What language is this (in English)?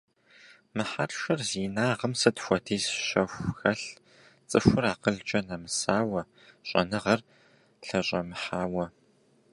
Kabardian